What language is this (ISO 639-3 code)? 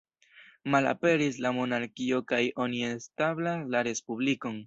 epo